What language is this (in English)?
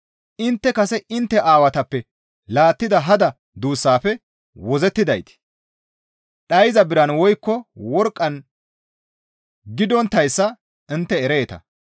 Gamo